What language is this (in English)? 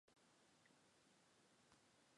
Mari